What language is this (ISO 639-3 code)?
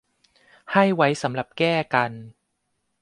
tha